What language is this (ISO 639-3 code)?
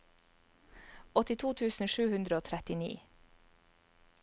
nor